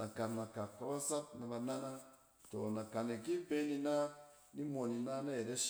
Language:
Cen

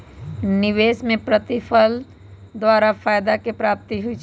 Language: Magahi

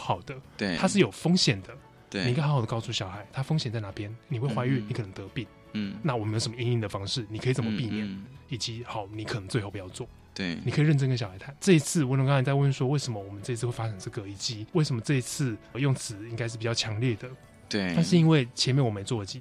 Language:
Chinese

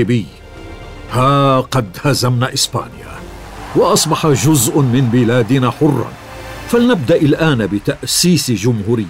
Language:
Arabic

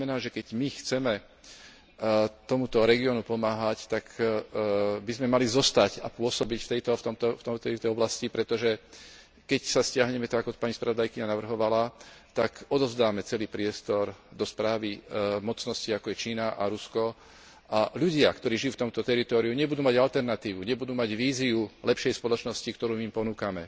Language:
Slovak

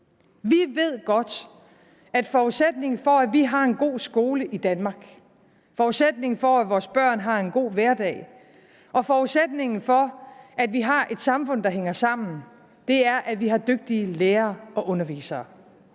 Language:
Danish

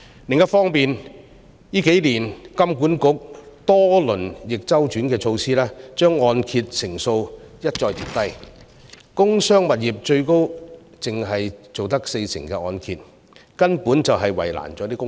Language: Cantonese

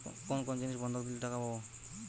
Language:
Bangla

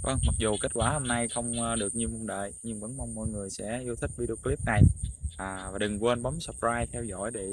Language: Vietnamese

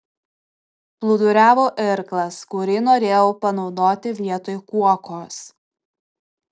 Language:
Lithuanian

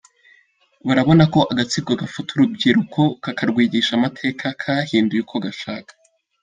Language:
Kinyarwanda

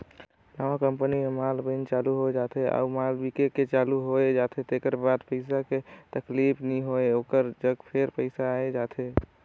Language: Chhattisgarhi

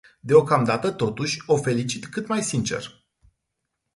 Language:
Romanian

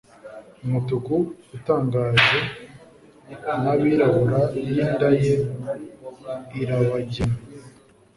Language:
Kinyarwanda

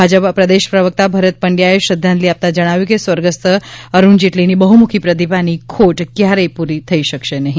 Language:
Gujarati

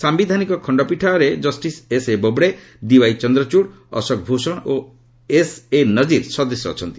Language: Odia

